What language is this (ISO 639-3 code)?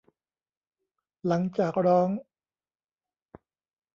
tha